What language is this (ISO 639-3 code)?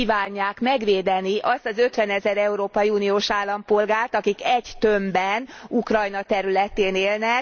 hun